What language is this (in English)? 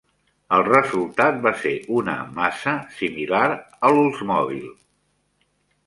Catalan